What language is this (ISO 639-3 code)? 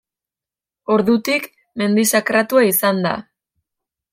eus